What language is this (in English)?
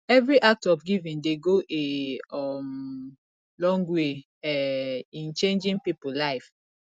Nigerian Pidgin